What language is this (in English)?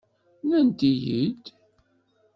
Kabyle